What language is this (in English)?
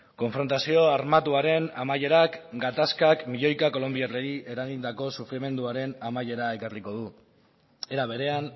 Basque